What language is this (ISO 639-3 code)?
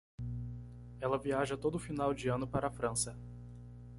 por